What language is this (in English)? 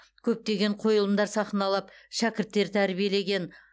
Kazakh